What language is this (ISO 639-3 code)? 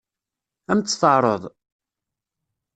kab